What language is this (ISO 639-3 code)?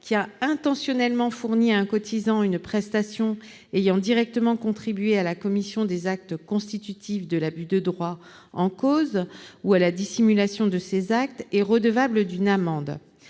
fra